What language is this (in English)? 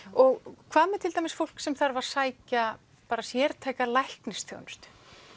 Icelandic